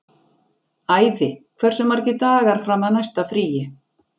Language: Icelandic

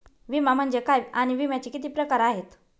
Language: Marathi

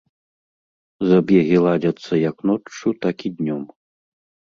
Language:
Belarusian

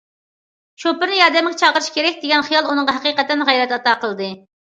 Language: Uyghur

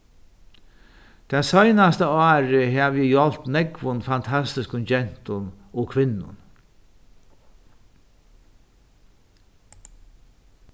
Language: Faroese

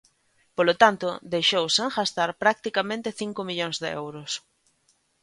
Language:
Galician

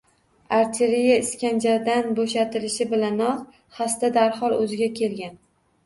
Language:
Uzbek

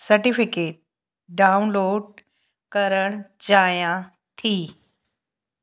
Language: Sindhi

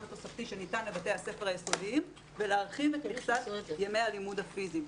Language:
Hebrew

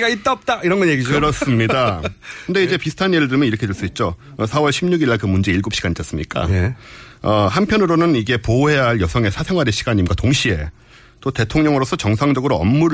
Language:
Korean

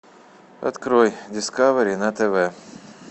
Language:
Russian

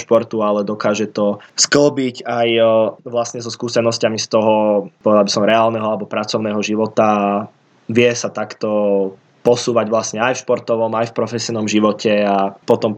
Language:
Slovak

